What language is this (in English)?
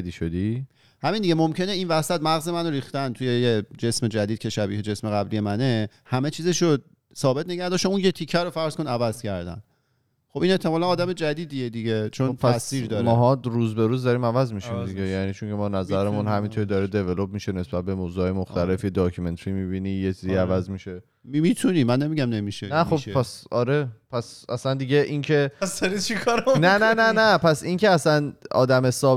Persian